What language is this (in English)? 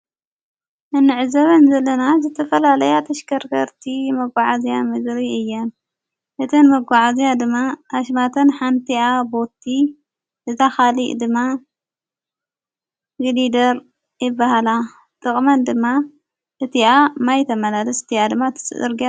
Tigrinya